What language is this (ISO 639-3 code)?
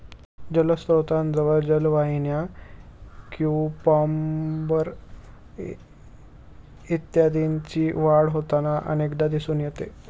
mar